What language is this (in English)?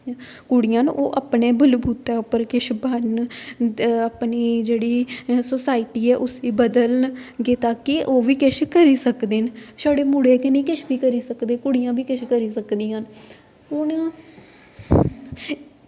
Dogri